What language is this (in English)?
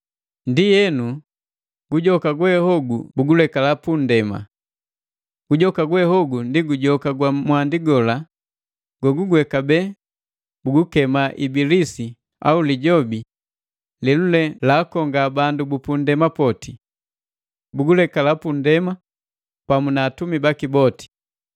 Matengo